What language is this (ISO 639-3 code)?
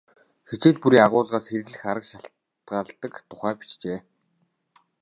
mon